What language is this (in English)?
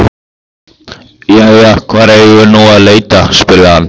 Icelandic